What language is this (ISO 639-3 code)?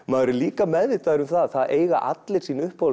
isl